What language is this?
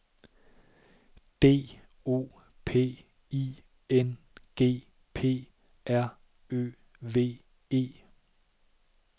Danish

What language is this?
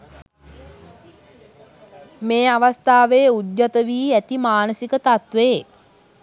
Sinhala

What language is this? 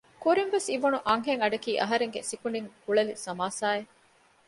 Divehi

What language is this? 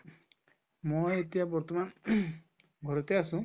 Assamese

